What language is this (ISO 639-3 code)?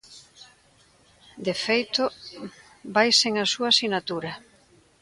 glg